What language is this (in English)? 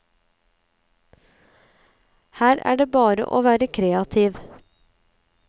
Norwegian